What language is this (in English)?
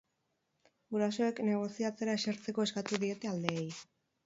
Basque